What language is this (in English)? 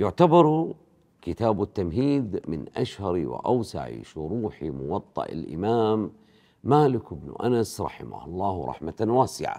Arabic